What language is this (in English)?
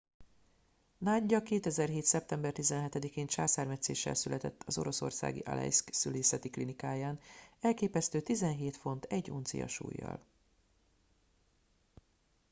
Hungarian